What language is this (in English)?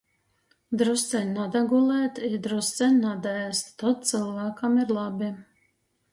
Latgalian